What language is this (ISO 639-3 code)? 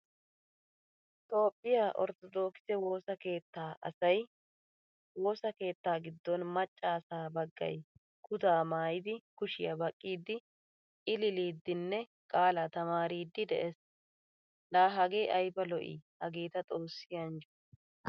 wal